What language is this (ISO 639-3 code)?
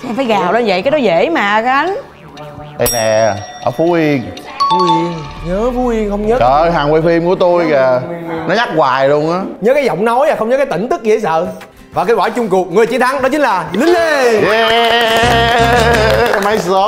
vie